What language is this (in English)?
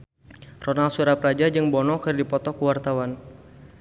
Sundanese